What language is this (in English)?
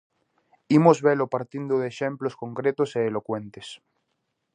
Galician